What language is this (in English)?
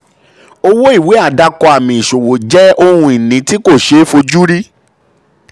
Yoruba